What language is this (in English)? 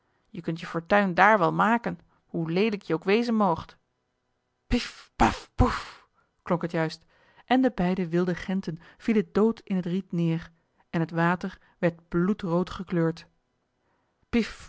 Dutch